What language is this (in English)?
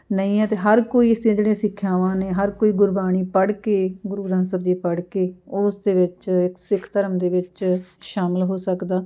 Punjabi